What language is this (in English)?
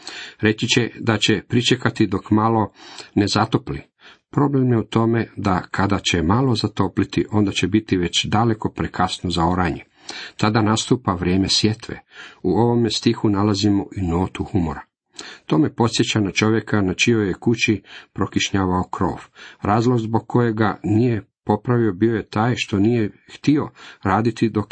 Croatian